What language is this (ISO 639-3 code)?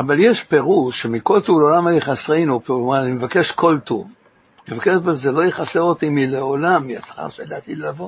heb